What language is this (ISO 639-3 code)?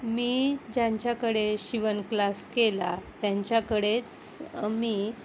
mar